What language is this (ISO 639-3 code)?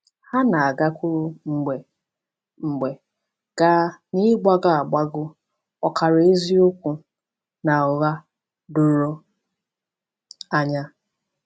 ibo